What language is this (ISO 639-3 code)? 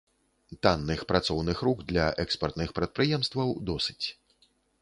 bel